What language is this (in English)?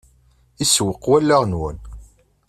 Kabyle